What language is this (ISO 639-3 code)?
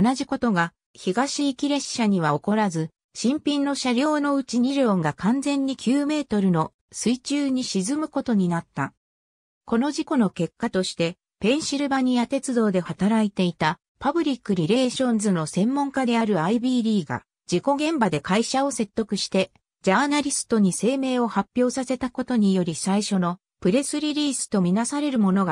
jpn